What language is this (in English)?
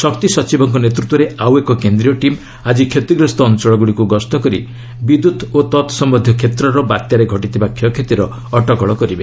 Odia